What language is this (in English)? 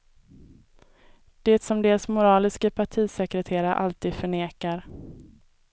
Swedish